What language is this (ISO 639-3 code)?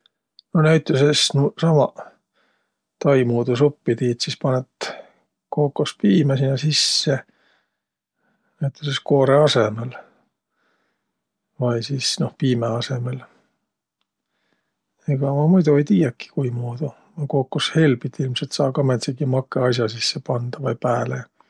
vro